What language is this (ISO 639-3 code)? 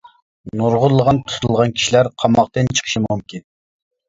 uig